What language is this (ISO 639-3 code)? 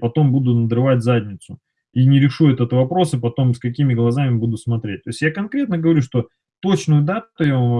rus